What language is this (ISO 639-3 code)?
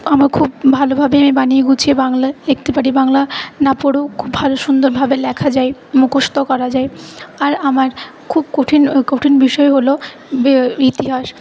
ben